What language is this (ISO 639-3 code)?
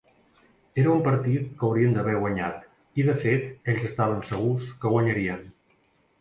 cat